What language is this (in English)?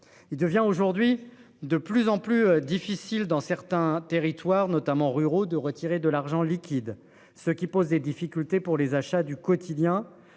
French